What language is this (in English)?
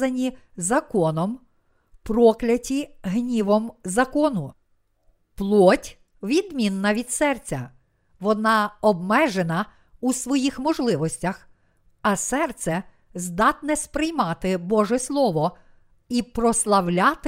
Ukrainian